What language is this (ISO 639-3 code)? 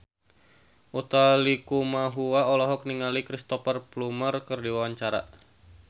sun